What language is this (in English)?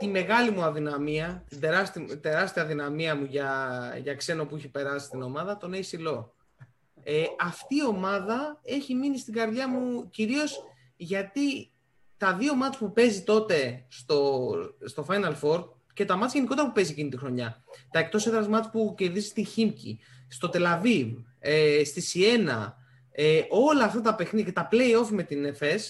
Greek